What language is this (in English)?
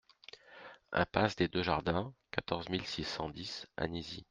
French